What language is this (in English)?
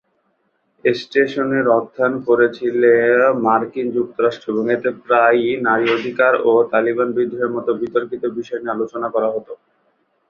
Bangla